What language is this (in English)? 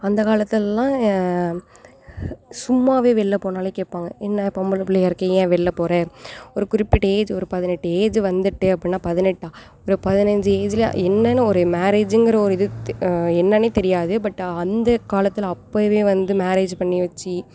Tamil